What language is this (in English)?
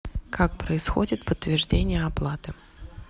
Russian